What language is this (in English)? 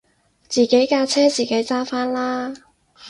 Cantonese